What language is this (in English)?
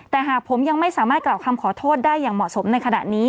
Thai